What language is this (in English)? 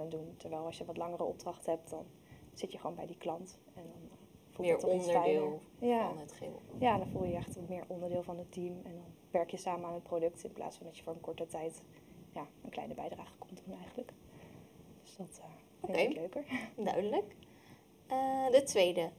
Dutch